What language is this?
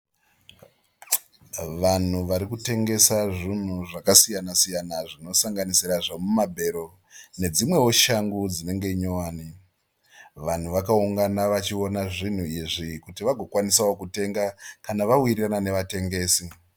Shona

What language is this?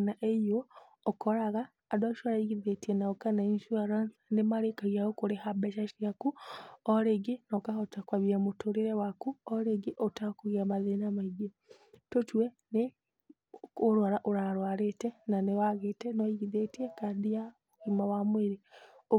Kikuyu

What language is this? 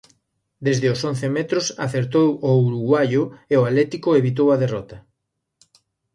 Galician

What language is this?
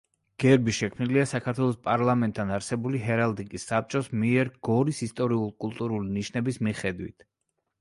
Georgian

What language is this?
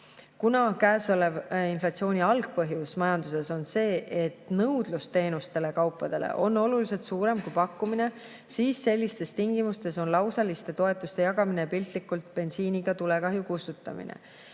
Estonian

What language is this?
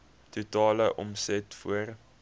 Afrikaans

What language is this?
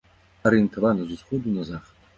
Belarusian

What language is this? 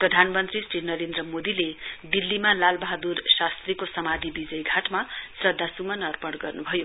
Nepali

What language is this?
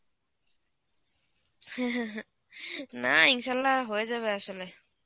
Bangla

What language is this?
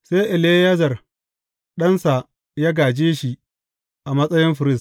Hausa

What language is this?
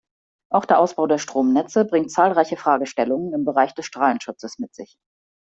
German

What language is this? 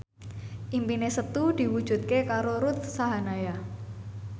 Javanese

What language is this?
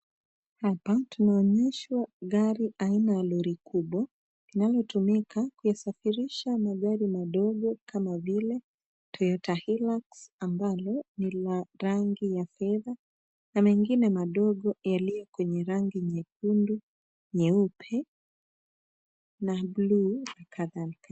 Swahili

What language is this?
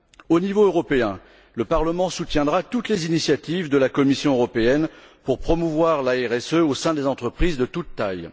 French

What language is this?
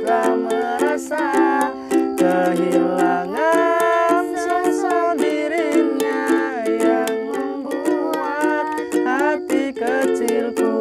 Polish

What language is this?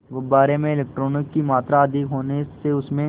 Hindi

